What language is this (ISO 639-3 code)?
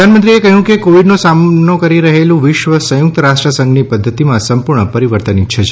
guj